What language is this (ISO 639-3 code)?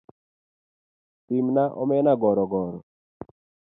luo